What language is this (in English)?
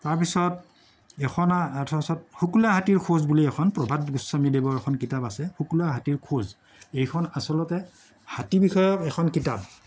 Assamese